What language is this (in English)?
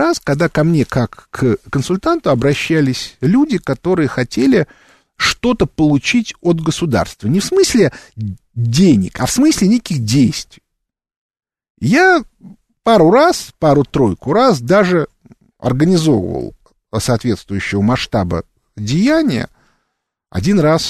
Russian